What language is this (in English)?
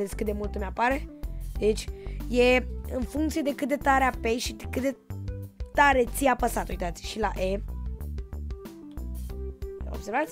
Romanian